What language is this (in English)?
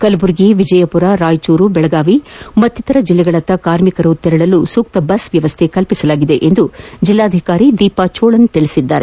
Kannada